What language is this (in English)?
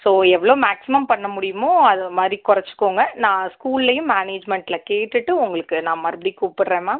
Tamil